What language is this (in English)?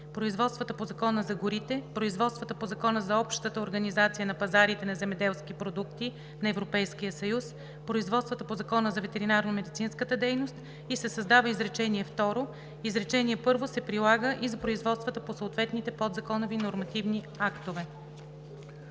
Bulgarian